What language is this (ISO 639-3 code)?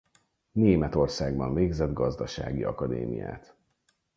hun